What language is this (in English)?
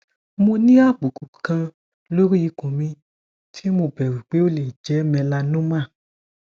Yoruba